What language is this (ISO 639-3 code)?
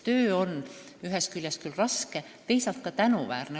est